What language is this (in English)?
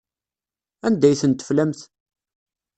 Kabyle